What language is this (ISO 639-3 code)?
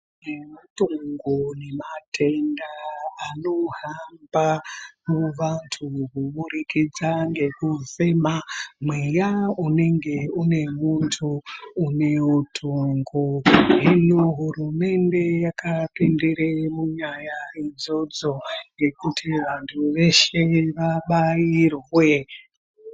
ndc